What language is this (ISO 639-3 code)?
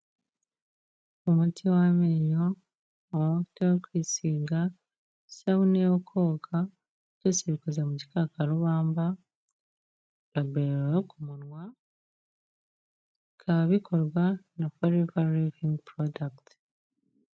kin